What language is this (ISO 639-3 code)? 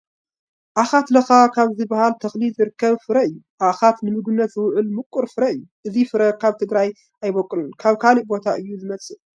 tir